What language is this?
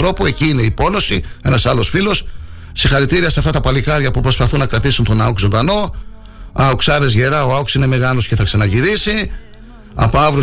Greek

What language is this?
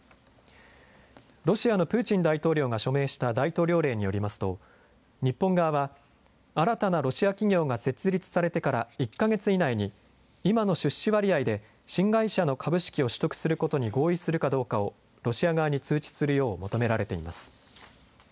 Japanese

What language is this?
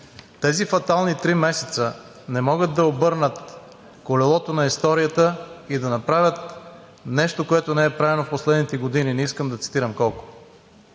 Bulgarian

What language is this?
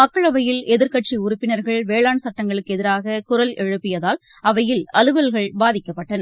Tamil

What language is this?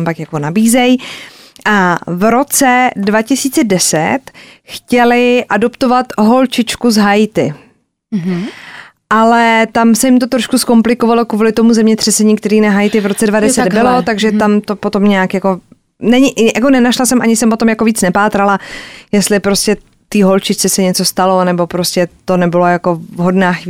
Czech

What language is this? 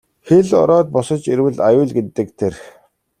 Mongolian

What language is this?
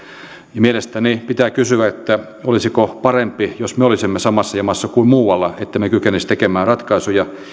Finnish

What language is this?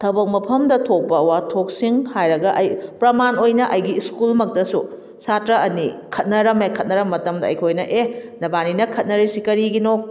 Manipuri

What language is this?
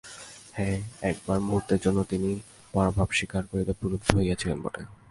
Bangla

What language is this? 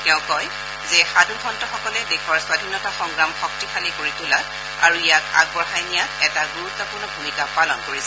Assamese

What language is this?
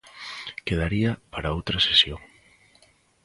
Galician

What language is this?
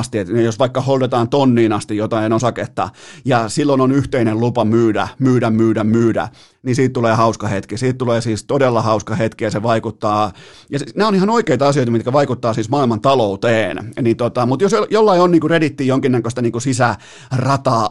Finnish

